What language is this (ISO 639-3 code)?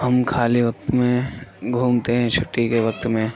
urd